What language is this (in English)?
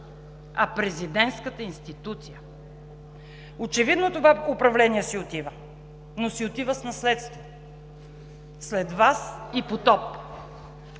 Bulgarian